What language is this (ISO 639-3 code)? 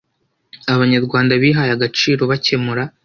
kin